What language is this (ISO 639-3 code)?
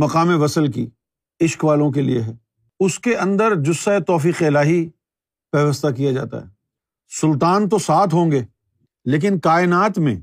urd